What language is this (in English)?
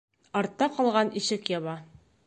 Bashkir